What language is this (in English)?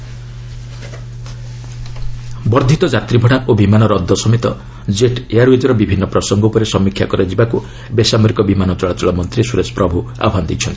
Odia